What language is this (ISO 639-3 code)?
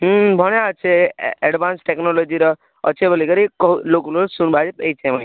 ori